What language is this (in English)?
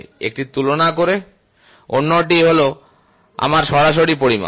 Bangla